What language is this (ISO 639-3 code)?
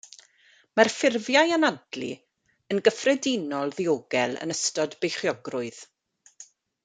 cym